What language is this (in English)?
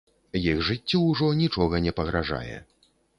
Belarusian